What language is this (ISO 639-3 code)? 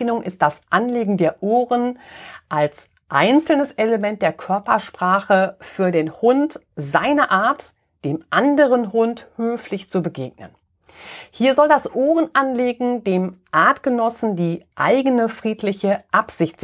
deu